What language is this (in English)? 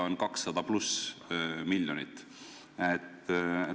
Estonian